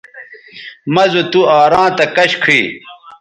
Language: Bateri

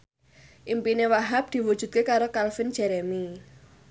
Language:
Javanese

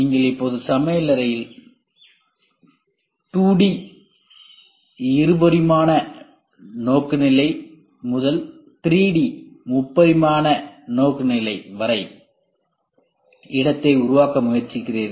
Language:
Tamil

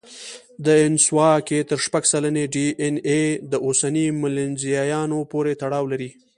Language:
Pashto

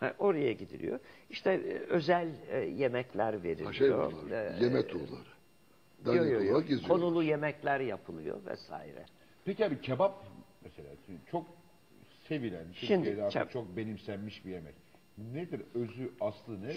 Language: Turkish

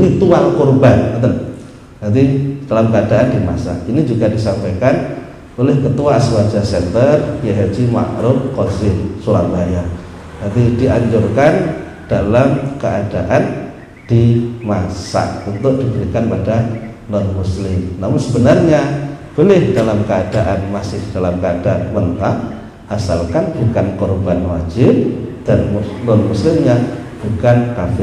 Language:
Indonesian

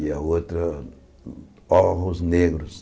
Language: Portuguese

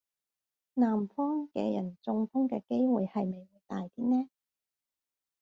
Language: Cantonese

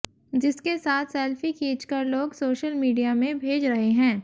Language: Hindi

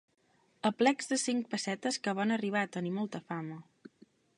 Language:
Catalan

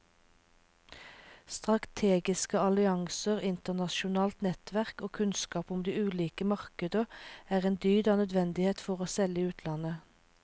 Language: Norwegian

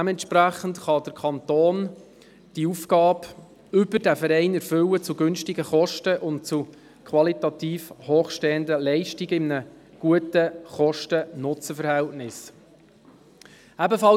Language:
Swiss German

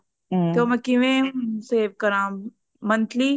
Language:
Punjabi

